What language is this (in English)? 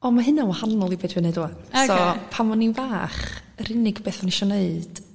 Welsh